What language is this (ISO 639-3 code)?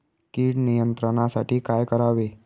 mar